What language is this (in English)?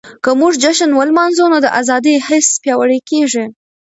Pashto